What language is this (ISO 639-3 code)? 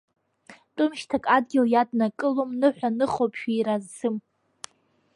abk